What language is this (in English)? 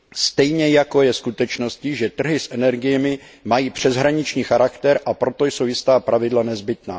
Czech